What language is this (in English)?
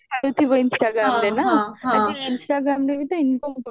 Odia